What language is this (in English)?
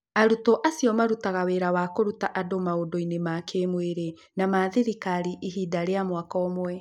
Kikuyu